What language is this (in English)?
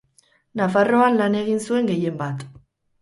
Basque